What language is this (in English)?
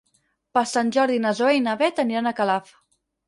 Catalan